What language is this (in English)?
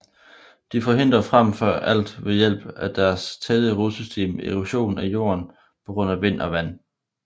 Danish